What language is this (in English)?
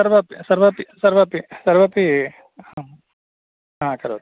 Sanskrit